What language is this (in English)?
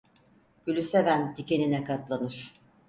Turkish